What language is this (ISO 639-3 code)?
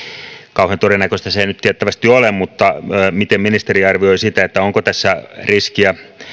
fin